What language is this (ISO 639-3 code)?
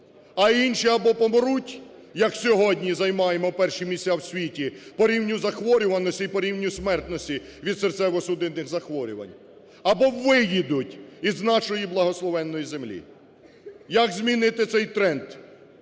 ukr